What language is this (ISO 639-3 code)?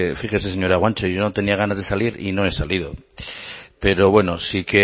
spa